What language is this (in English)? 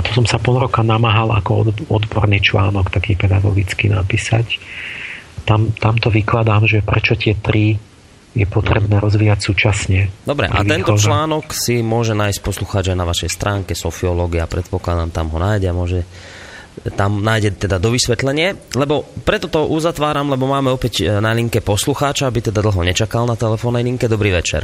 Slovak